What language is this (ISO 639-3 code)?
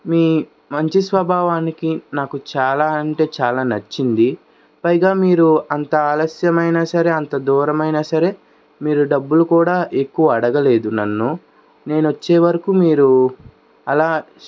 tel